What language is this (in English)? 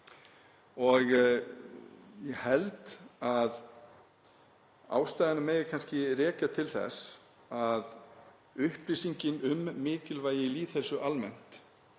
Icelandic